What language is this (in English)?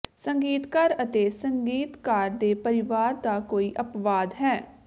Punjabi